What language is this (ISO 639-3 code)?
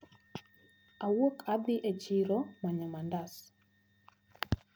luo